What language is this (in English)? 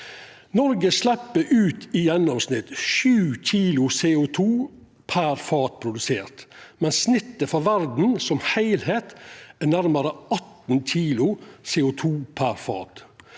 Norwegian